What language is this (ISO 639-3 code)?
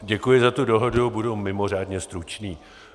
ces